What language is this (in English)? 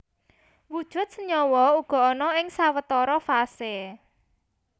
Javanese